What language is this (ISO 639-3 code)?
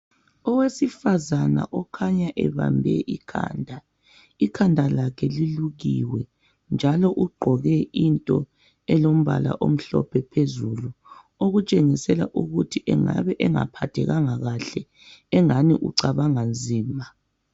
nde